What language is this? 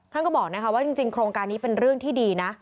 Thai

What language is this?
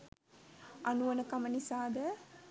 Sinhala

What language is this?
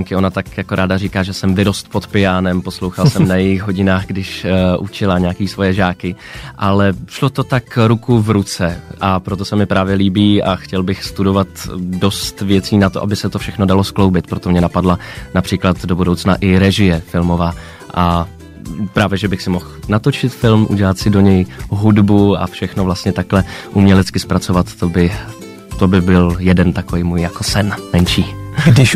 Czech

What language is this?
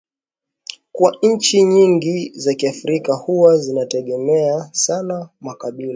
Swahili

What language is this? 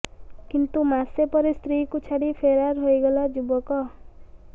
Odia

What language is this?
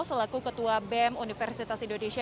Indonesian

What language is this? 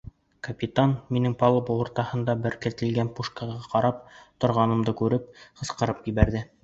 Bashkir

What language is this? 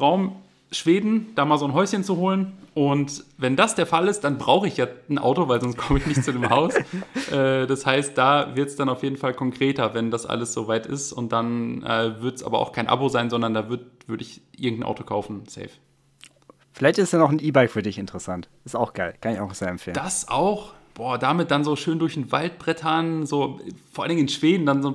German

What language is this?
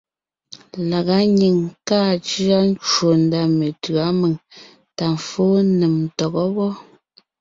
Ngiemboon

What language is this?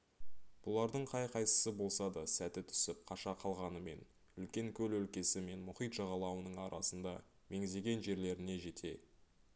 Kazakh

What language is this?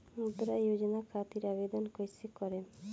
Bhojpuri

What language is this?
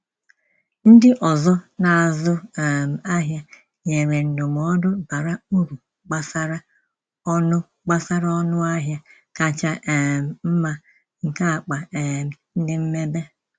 Igbo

